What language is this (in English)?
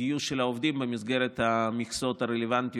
Hebrew